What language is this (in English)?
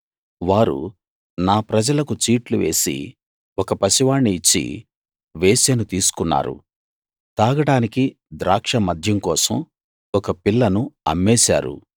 Telugu